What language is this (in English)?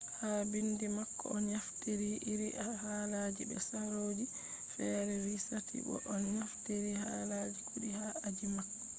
Fula